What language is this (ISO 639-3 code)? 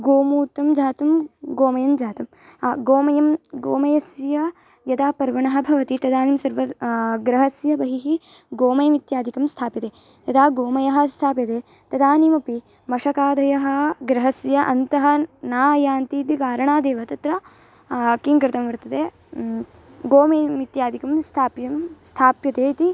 san